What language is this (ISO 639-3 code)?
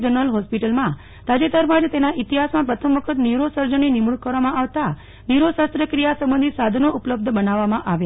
guj